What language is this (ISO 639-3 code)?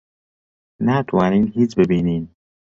ckb